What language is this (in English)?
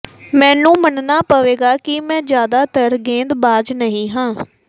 Punjabi